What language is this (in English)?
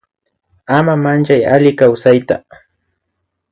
Imbabura Highland Quichua